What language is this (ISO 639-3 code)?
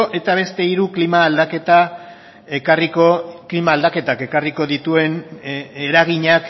eus